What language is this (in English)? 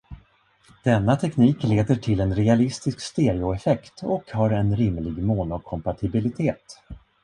Swedish